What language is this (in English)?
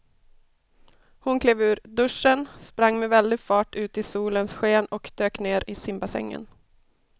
Swedish